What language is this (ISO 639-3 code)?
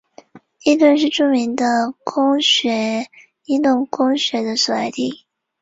zho